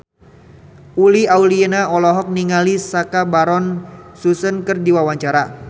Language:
Sundanese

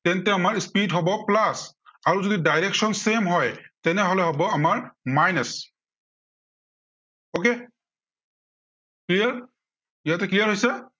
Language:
Assamese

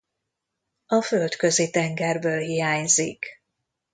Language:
Hungarian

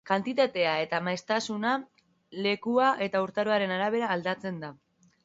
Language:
Basque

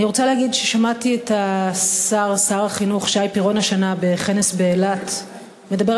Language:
Hebrew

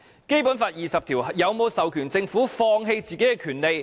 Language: Cantonese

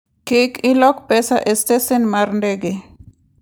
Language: Luo (Kenya and Tanzania)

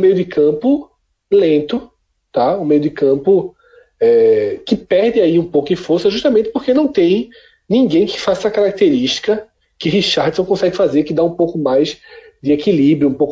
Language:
Portuguese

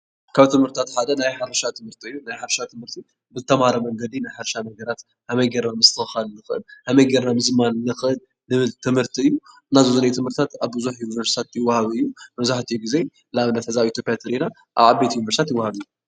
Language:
Tigrinya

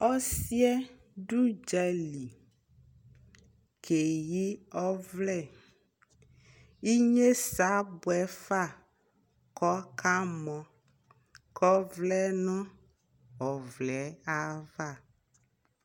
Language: Ikposo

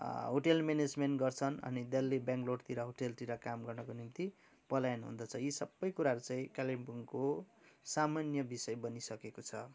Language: Nepali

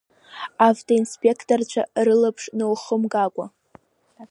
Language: Abkhazian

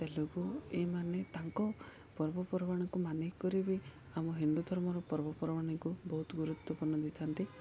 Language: Odia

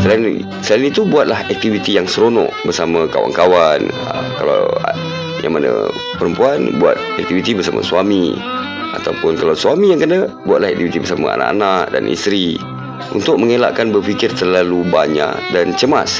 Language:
Malay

